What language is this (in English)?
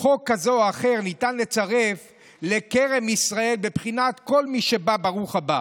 Hebrew